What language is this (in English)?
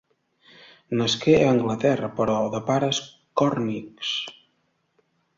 Catalan